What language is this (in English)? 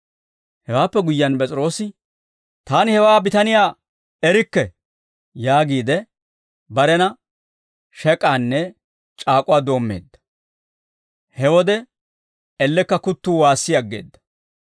Dawro